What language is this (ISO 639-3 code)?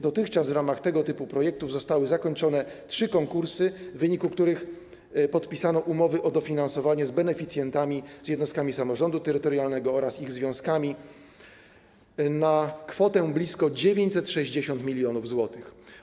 pol